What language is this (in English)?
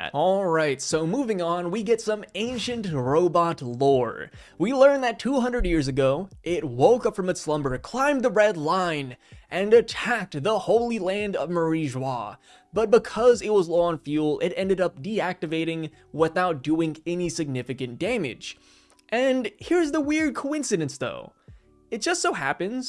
English